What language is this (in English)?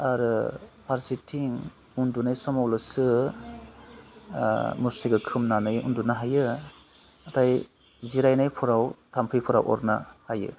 Bodo